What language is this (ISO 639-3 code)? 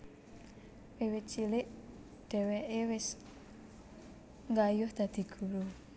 jav